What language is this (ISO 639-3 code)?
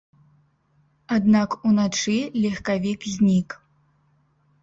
bel